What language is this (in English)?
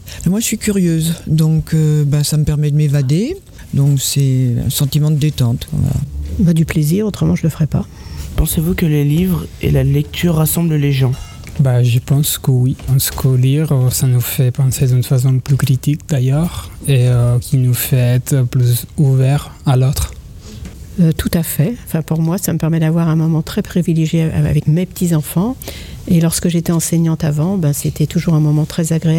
French